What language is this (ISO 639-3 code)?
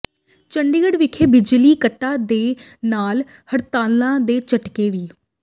pan